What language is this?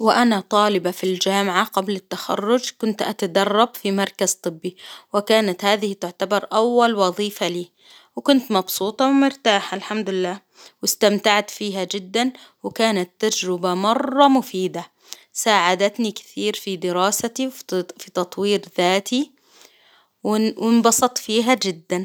Hijazi Arabic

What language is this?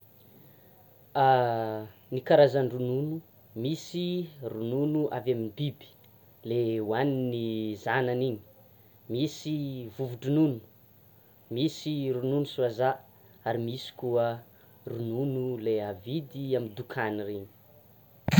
Tsimihety Malagasy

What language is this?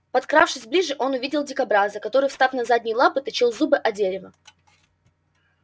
Russian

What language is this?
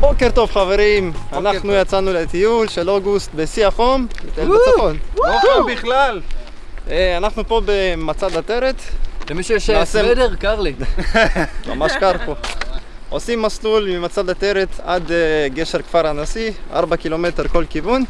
Hebrew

